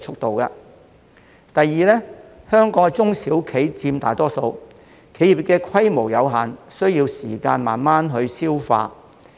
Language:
Cantonese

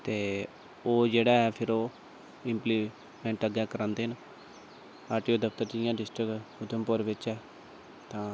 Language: Dogri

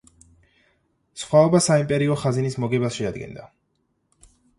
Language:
Georgian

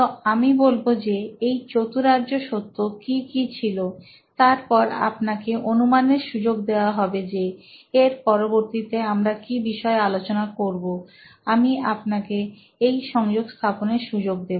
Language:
Bangla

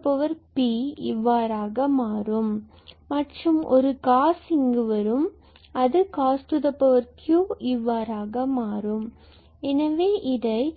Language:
Tamil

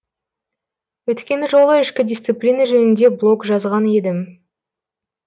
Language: Kazakh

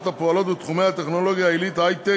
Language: Hebrew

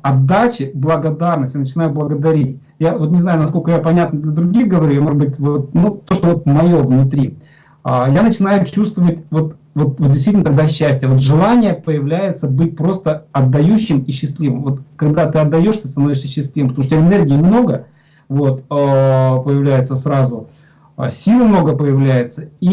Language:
Russian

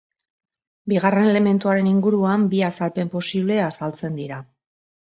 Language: Basque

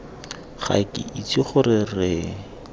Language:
Tswana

